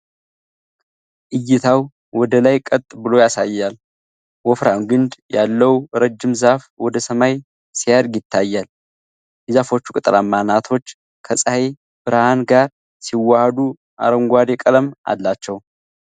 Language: Amharic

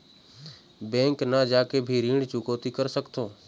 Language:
Chhattisgarhi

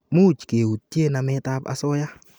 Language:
Kalenjin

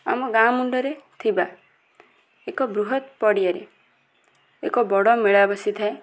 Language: Odia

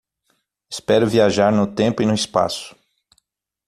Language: Portuguese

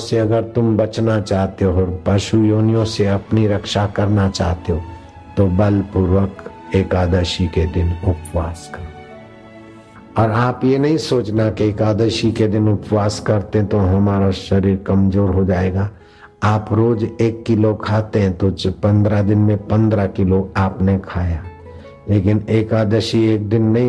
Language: Hindi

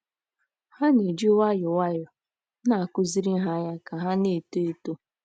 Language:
Igbo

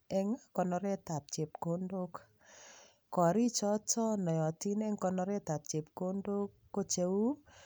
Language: Kalenjin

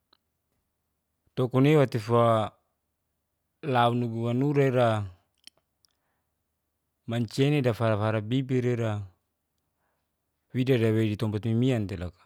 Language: Geser-Gorom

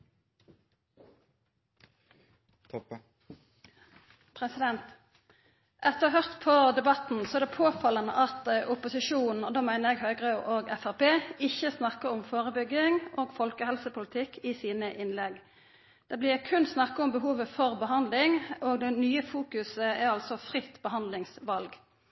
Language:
Norwegian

